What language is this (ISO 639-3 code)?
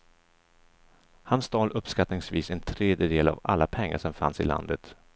swe